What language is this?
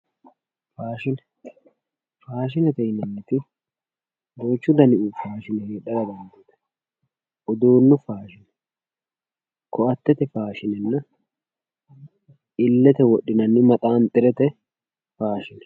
Sidamo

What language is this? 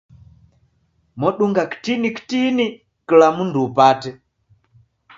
Taita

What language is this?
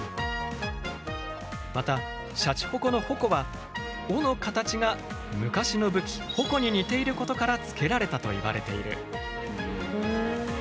Japanese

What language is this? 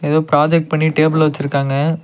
Tamil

